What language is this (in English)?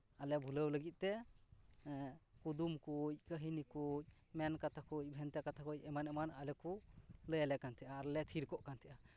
Santali